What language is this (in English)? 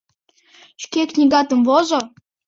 Mari